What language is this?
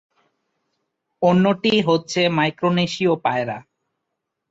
Bangla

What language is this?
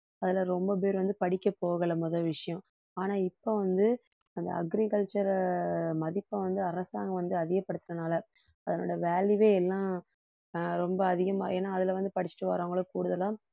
Tamil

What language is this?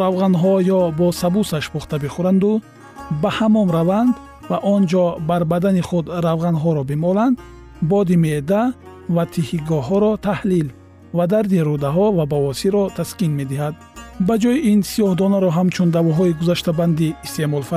Persian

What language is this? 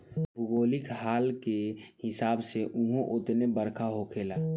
Bhojpuri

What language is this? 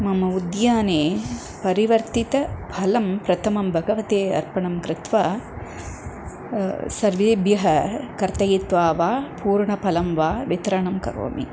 Sanskrit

